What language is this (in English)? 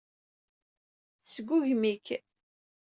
Kabyle